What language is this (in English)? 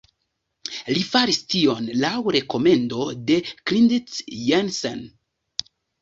Esperanto